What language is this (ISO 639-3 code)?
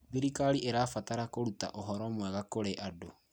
kik